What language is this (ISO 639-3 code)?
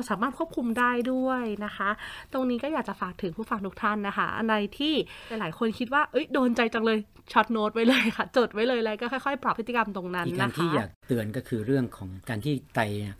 tha